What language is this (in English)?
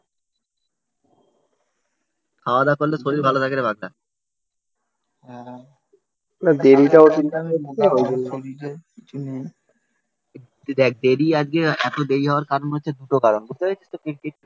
Bangla